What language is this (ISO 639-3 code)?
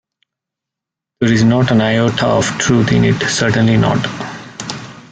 eng